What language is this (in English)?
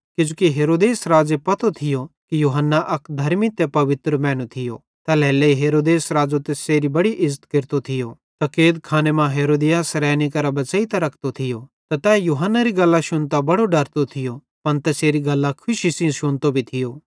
Bhadrawahi